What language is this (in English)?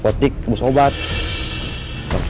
Indonesian